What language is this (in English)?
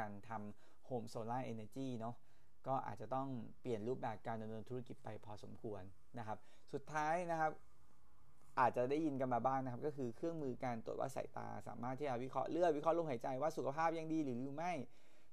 Thai